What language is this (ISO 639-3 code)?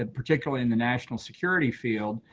eng